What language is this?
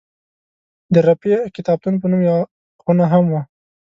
Pashto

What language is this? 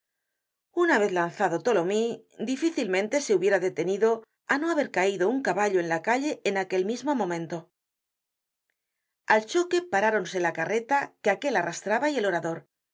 Spanish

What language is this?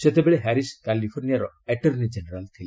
Odia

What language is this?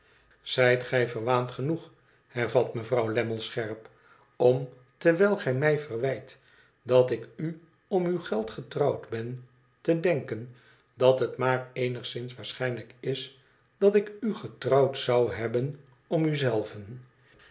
Dutch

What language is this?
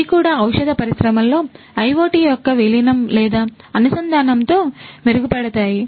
Telugu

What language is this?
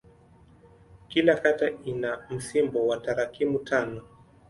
Swahili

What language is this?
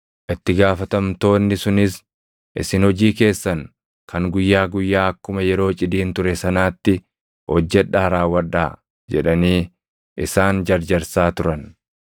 Oromo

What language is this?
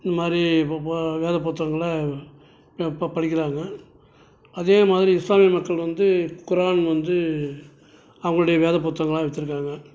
Tamil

